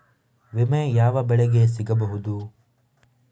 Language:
Kannada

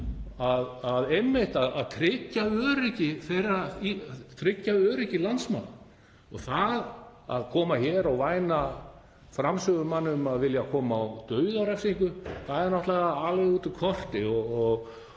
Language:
Icelandic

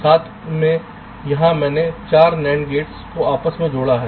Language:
Hindi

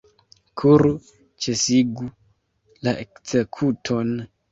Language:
Esperanto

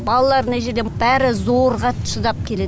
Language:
Kazakh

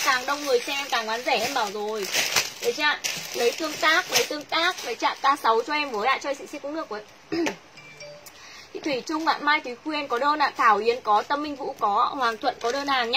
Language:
Vietnamese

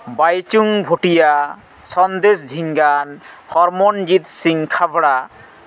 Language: Santali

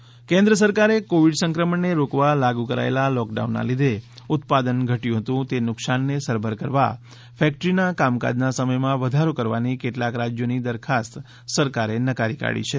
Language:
Gujarati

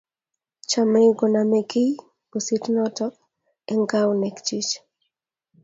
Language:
Kalenjin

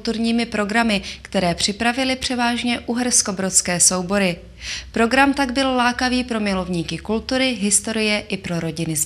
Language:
Czech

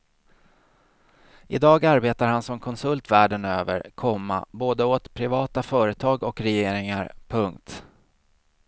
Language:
Swedish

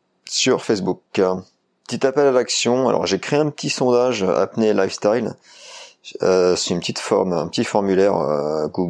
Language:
French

